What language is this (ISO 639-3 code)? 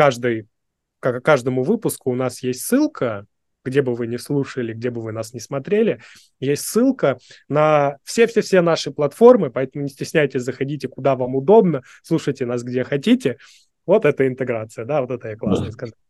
rus